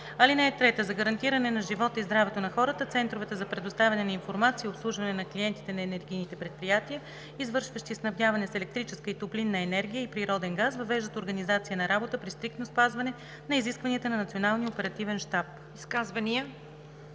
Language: Bulgarian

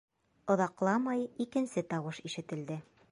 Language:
Bashkir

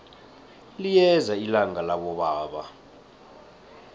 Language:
South Ndebele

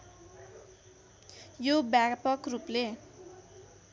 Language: Nepali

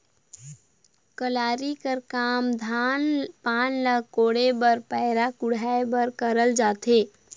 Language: Chhattisgarhi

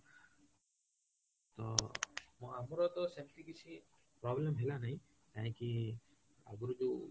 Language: Odia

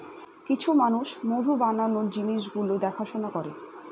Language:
Bangla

